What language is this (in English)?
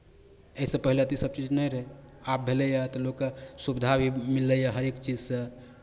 Maithili